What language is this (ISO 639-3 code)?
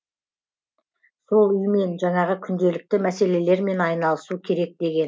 kaz